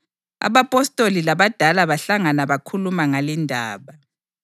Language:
North Ndebele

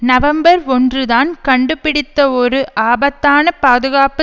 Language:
Tamil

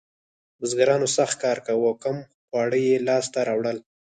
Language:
Pashto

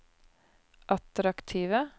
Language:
Norwegian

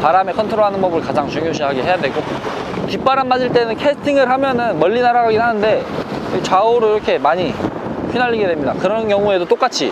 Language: Korean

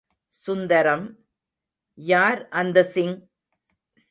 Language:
Tamil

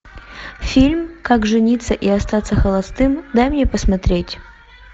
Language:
Russian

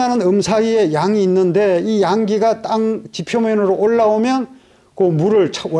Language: Korean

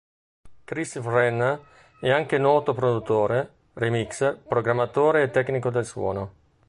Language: Italian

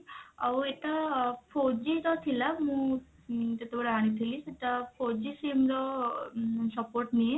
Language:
Odia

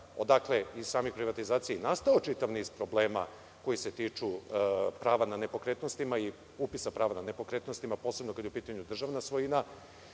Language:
Serbian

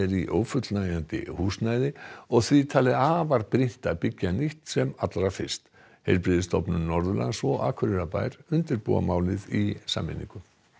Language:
Icelandic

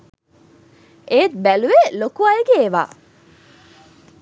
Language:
Sinhala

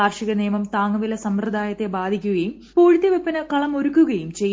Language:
Malayalam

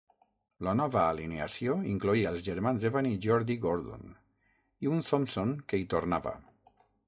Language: Catalan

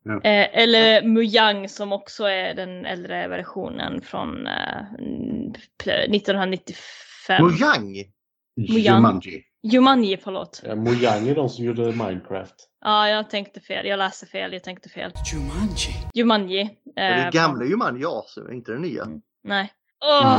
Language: Swedish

